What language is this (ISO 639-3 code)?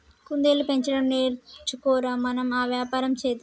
tel